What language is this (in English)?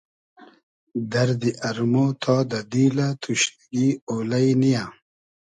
Hazaragi